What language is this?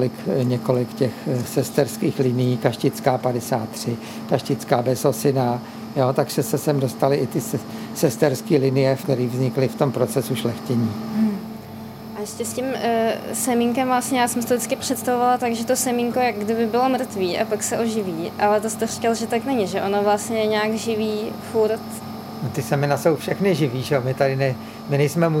Czech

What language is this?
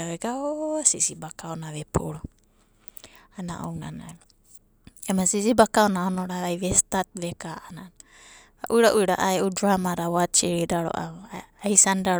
Abadi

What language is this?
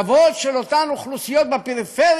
Hebrew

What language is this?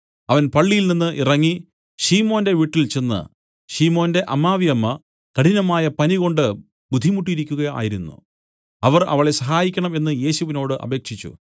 Malayalam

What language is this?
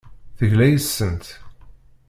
Kabyle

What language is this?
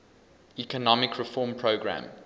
English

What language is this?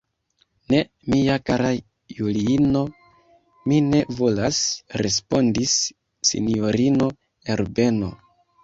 Esperanto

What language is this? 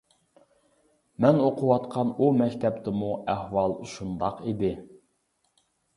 Uyghur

